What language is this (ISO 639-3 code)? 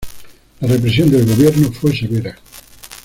spa